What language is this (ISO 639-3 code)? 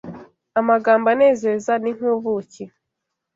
kin